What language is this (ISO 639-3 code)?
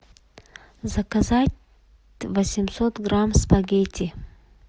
rus